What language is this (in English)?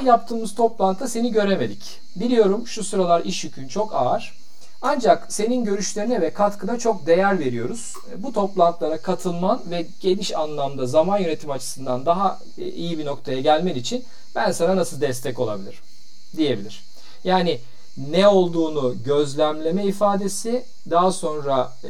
Turkish